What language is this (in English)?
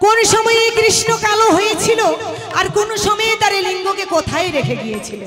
Bangla